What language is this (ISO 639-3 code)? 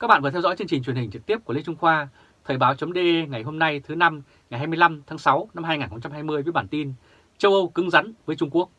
vie